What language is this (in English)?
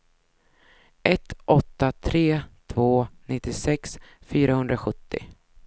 Swedish